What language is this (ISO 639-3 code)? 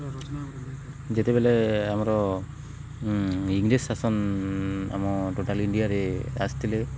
ori